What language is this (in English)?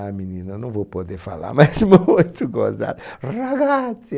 Portuguese